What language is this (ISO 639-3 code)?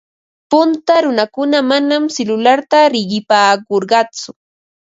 qva